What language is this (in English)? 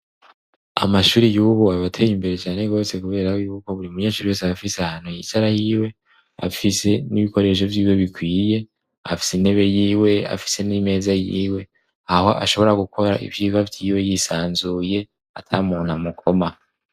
Rundi